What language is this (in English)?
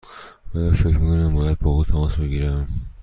Persian